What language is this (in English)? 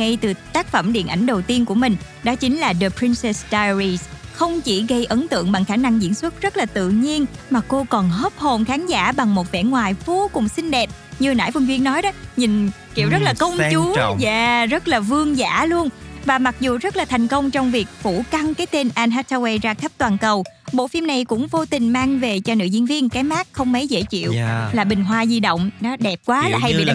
Vietnamese